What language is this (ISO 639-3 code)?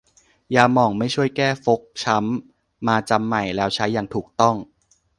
tha